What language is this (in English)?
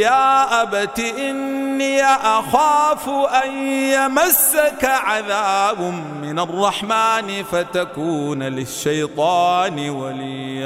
Arabic